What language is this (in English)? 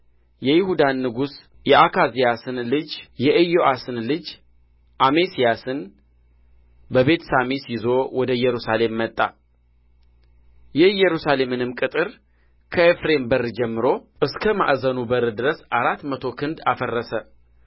Amharic